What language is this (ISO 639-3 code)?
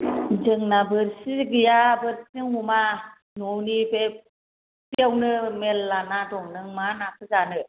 brx